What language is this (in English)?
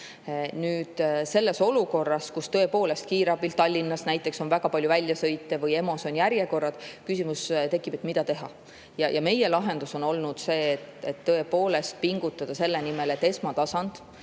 Estonian